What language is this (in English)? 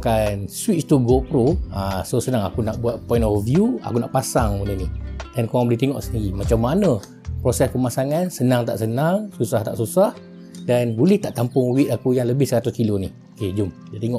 Malay